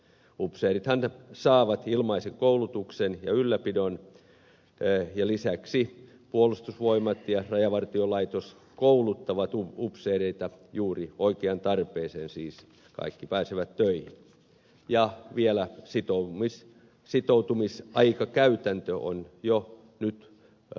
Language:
Finnish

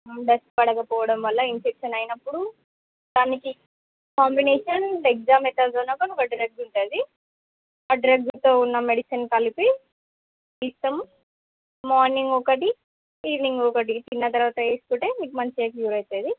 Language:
Telugu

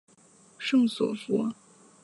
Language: Chinese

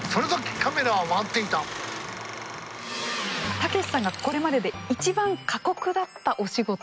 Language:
Japanese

